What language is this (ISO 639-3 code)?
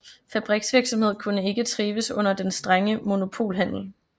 dan